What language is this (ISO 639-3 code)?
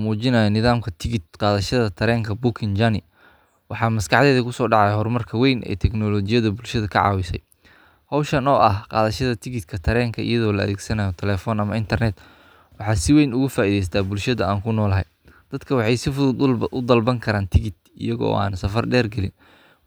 som